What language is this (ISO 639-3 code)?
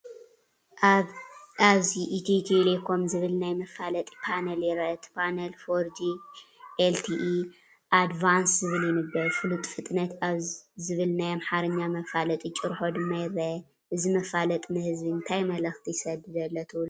tir